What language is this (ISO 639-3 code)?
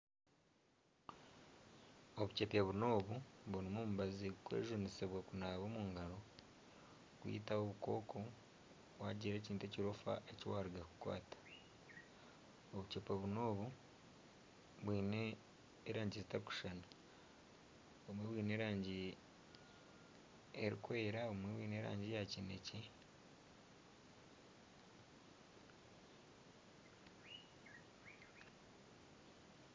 nyn